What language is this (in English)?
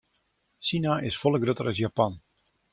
Western Frisian